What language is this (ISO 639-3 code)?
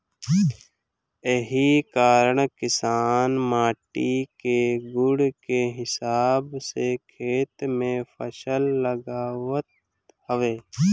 bho